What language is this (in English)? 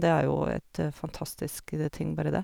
Norwegian